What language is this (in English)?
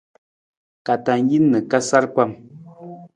Nawdm